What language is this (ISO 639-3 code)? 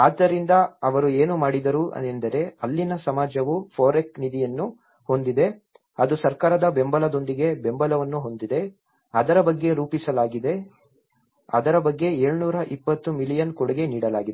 kan